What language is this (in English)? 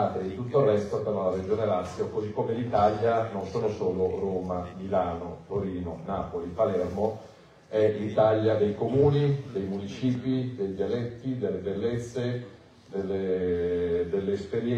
Italian